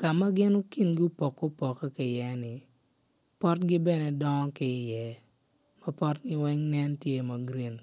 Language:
Acoli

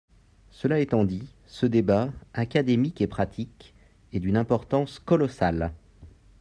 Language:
French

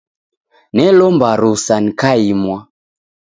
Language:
Taita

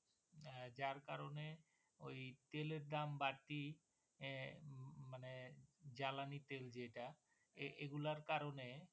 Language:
Bangla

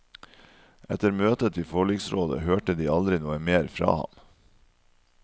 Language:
Norwegian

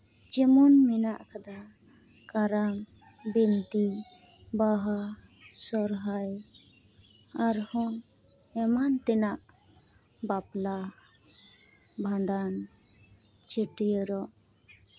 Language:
Santali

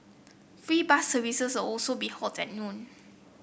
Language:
English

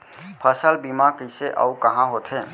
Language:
Chhattisgarhi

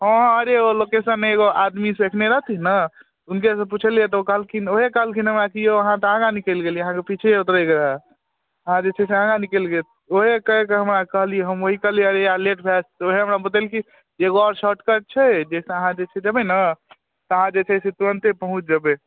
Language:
Maithili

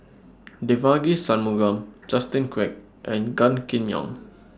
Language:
English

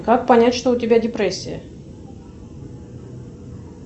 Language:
Russian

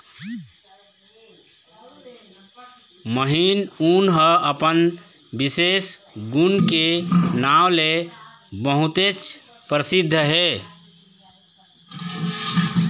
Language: Chhattisgarhi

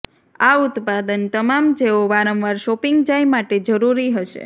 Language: Gujarati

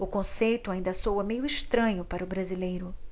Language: Portuguese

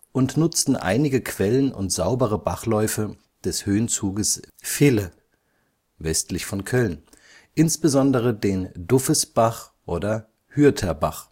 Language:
German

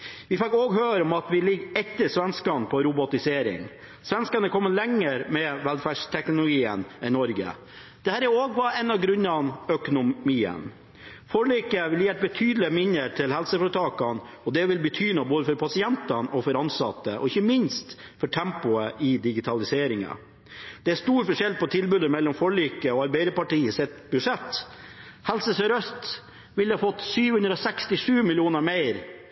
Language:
Norwegian Bokmål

